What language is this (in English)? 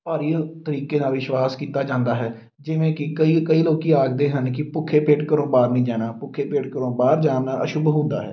Punjabi